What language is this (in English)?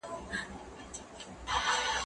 Pashto